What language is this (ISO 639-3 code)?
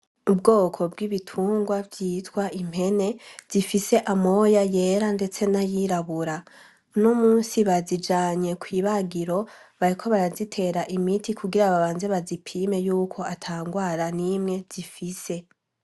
run